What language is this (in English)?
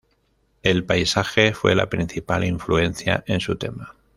Spanish